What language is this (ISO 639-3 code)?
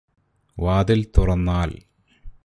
mal